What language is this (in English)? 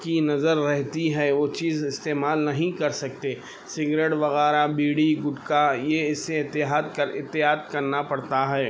Urdu